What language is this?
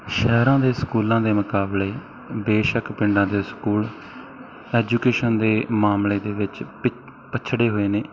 Punjabi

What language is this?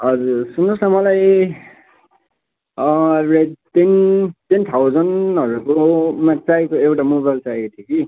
Nepali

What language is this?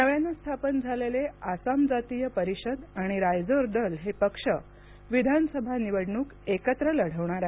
Marathi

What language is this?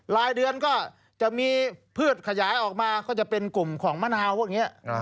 Thai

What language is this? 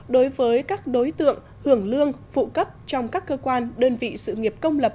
Vietnamese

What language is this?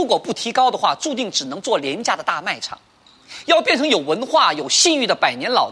Chinese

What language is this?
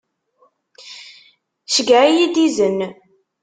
Kabyle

